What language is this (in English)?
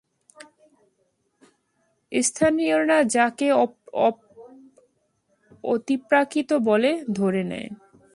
Bangla